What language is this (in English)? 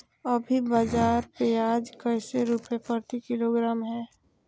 Magahi